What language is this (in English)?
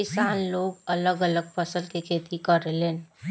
Bhojpuri